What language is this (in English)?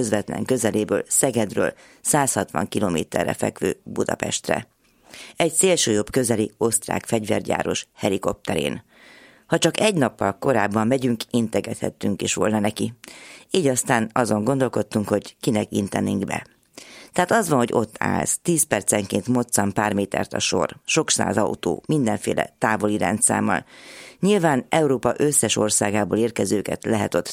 Hungarian